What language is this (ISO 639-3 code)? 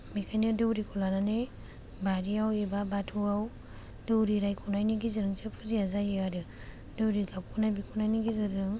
brx